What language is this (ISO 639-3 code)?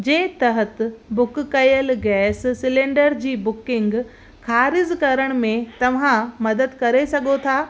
snd